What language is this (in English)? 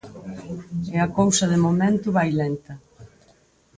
Galician